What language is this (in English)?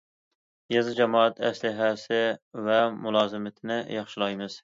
Uyghur